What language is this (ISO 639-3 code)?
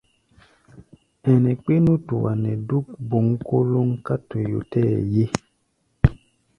gba